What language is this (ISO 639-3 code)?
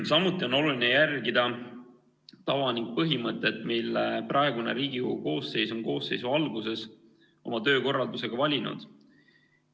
est